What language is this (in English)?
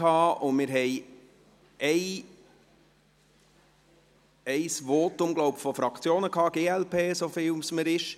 Swiss German